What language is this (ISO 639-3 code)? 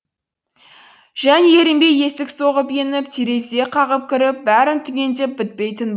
kaz